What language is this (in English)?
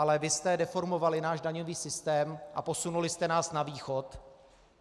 Czech